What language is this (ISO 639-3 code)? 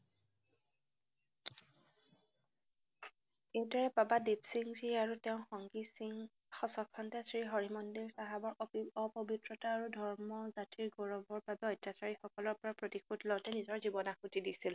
asm